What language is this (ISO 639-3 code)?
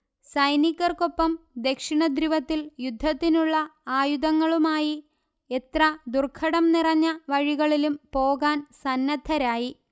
mal